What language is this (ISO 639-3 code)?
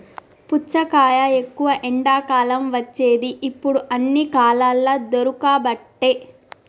tel